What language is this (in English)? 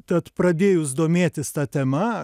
Lithuanian